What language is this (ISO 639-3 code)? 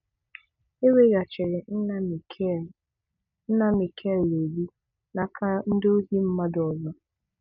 ibo